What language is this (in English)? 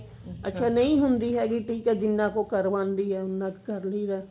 Punjabi